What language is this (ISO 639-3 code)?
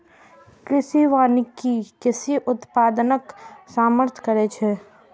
mai